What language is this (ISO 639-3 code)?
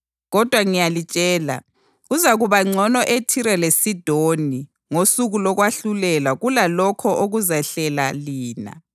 nde